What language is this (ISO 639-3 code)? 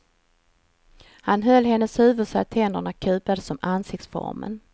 swe